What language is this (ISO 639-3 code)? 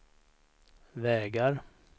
swe